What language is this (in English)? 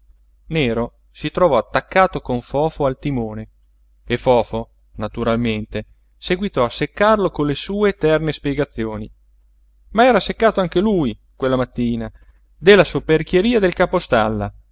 Italian